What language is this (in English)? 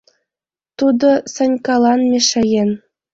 Mari